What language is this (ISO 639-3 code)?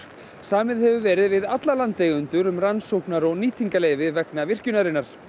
isl